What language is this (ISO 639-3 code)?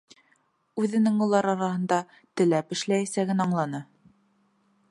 bak